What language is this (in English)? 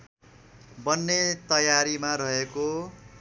Nepali